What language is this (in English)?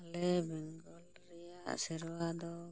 Santali